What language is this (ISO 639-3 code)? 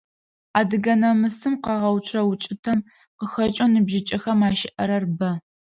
ady